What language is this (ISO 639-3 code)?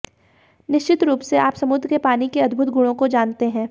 hin